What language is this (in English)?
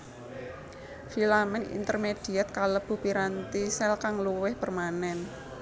Javanese